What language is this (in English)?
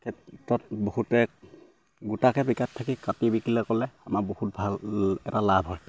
Assamese